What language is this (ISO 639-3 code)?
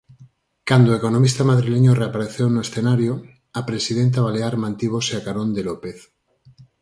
glg